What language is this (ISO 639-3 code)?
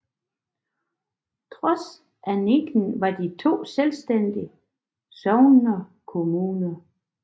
dan